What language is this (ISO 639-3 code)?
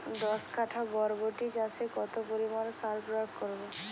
ben